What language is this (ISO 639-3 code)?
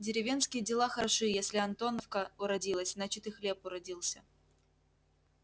rus